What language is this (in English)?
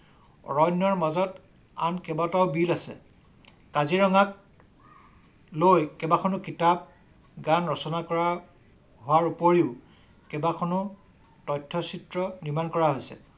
Assamese